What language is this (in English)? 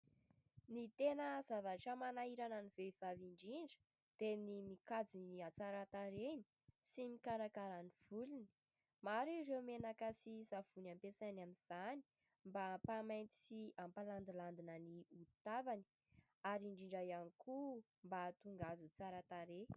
Malagasy